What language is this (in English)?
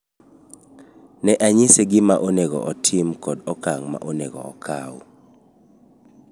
Luo (Kenya and Tanzania)